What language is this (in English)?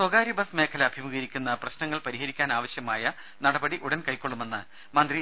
Malayalam